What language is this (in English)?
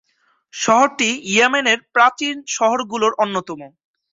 Bangla